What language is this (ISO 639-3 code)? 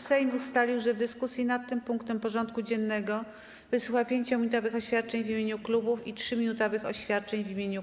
pol